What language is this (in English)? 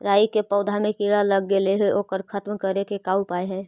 Magahi